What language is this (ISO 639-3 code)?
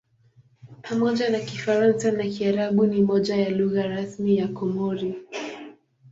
swa